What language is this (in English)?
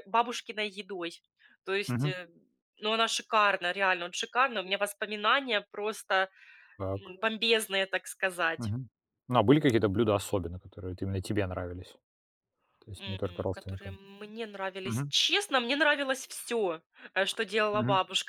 Russian